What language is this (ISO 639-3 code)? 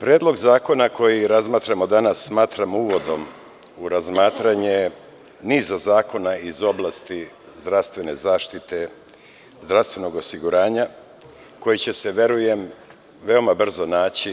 srp